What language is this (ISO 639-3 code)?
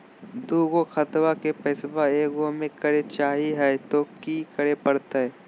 mag